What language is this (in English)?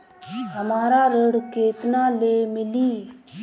Bhojpuri